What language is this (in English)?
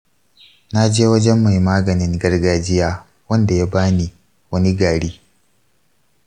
Hausa